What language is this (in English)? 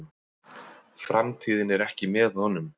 Icelandic